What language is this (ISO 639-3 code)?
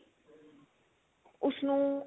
pan